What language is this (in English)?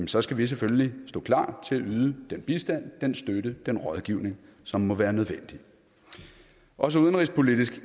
Danish